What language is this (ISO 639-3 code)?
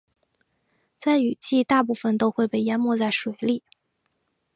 zho